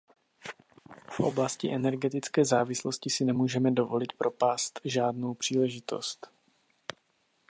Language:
Czech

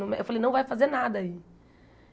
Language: Portuguese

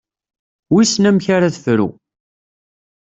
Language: Kabyle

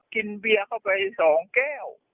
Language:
Thai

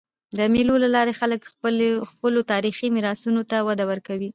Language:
Pashto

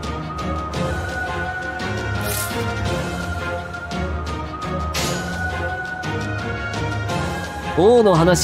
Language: Japanese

